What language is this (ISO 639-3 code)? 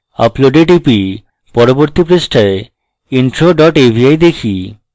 ben